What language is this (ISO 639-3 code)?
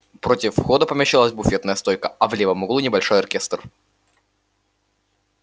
rus